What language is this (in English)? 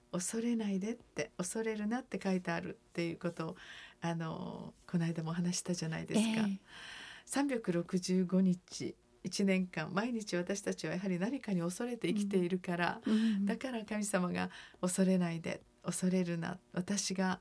Japanese